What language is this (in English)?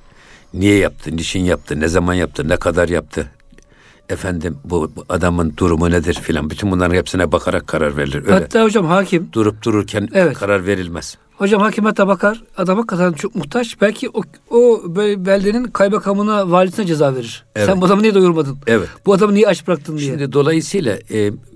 Turkish